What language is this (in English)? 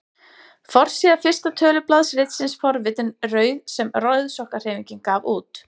Icelandic